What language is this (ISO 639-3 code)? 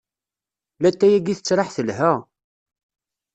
kab